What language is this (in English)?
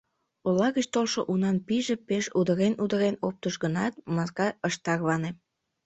Mari